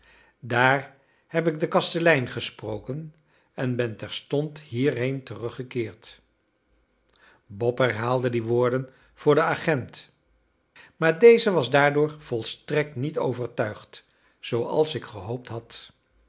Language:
Dutch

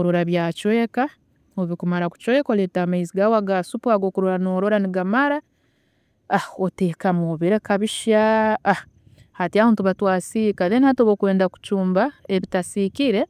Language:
Tooro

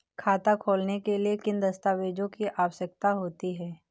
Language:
Hindi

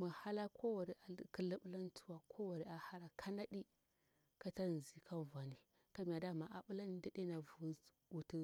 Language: Bura-Pabir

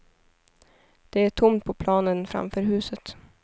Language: Swedish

